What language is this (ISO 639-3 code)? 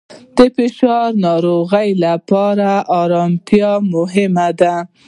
pus